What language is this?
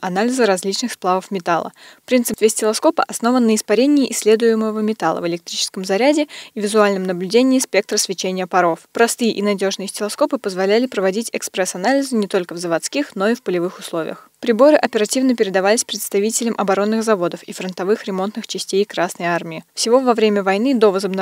Russian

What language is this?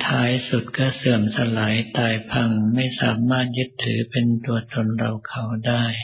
Thai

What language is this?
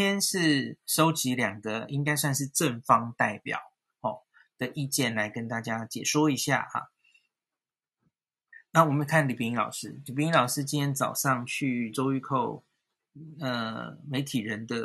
Chinese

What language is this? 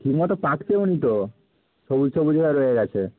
Bangla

